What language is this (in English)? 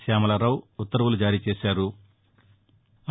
Telugu